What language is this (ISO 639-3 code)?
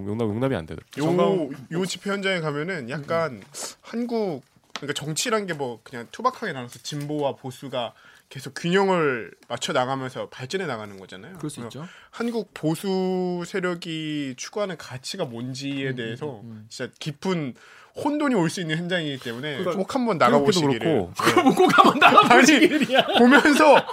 kor